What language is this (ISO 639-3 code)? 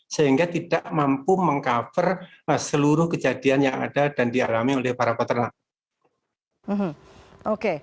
ind